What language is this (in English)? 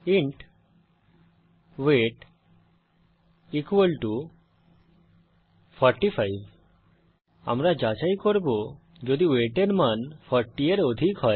Bangla